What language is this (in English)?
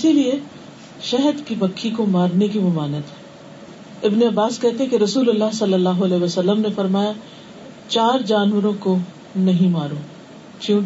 Urdu